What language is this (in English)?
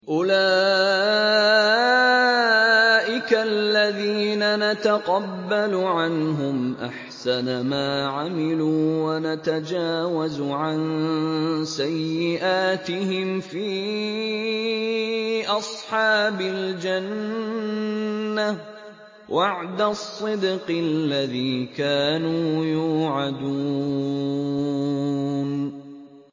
Arabic